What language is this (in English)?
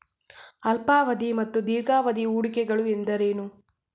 Kannada